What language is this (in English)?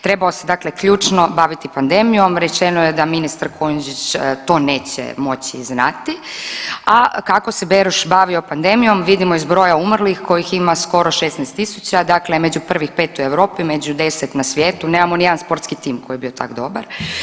Croatian